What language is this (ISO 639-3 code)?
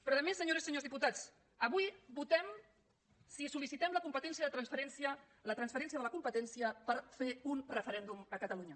cat